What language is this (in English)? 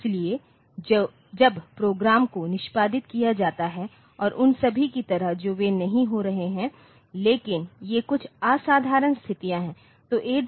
Hindi